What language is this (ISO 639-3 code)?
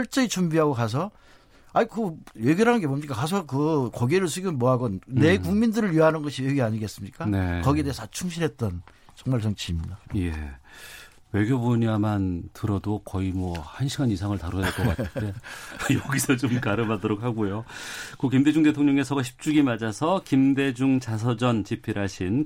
kor